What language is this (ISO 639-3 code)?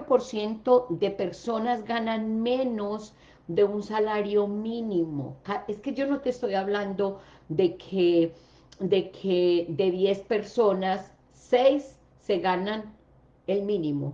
spa